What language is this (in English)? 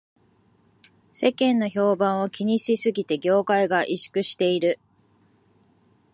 Japanese